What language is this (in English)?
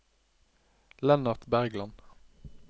Norwegian